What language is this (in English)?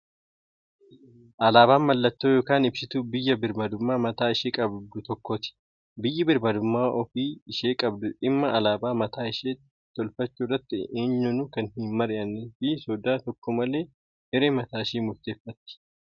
Oromo